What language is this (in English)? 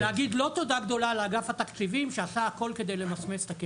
Hebrew